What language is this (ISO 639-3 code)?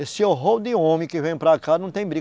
por